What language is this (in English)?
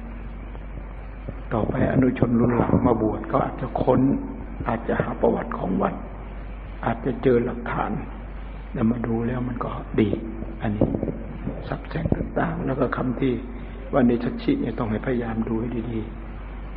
Thai